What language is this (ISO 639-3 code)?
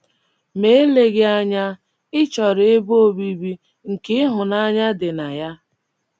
ibo